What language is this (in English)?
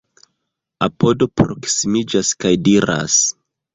Esperanto